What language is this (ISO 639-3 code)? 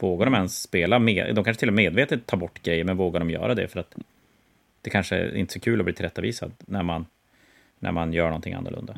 swe